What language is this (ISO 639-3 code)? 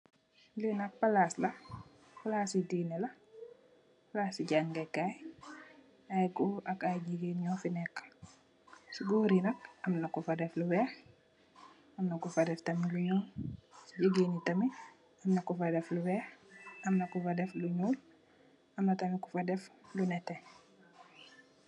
wol